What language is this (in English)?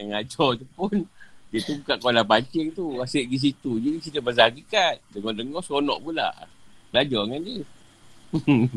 Malay